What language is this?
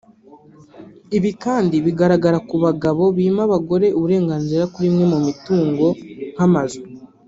Kinyarwanda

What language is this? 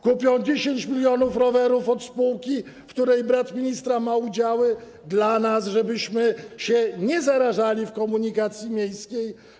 Polish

